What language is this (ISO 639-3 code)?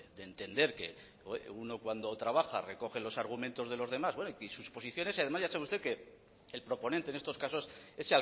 spa